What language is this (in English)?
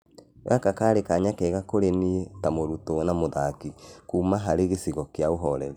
Kikuyu